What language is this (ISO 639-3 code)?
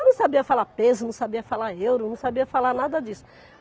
por